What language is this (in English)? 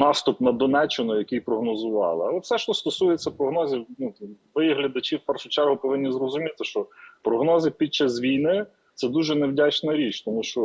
Ukrainian